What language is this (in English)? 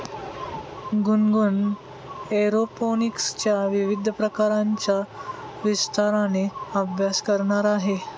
Marathi